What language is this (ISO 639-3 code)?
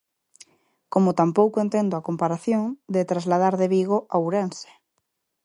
glg